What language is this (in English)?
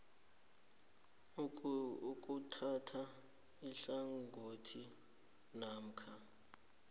South Ndebele